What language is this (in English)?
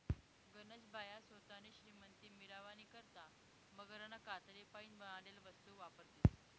Marathi